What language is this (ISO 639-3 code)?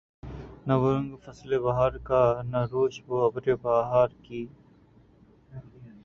urd